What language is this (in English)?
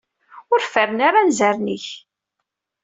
Kabyle